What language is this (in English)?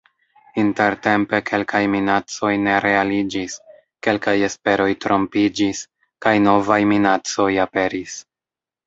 Esperanto